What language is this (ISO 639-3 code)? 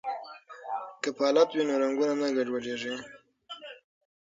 pus